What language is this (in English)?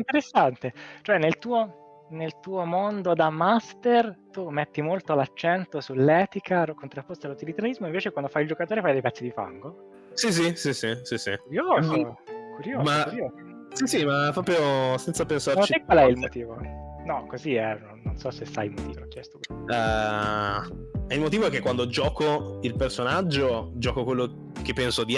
Italian